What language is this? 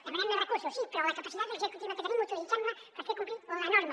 Catalan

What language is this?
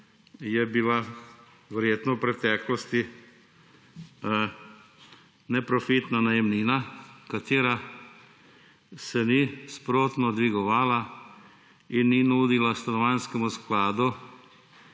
Slovenian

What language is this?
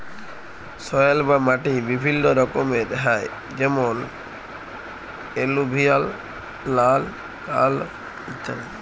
Bangla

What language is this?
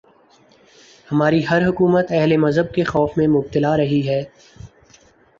Urdu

